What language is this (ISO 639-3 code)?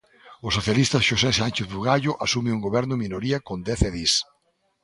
glg